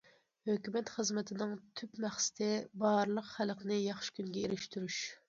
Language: Uyghur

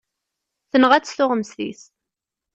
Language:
Kabyle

